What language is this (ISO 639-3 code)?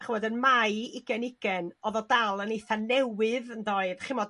cym